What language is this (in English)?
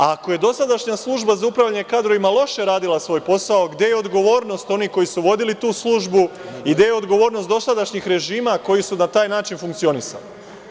Serbian